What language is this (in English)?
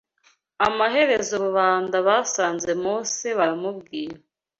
Kinyarwanda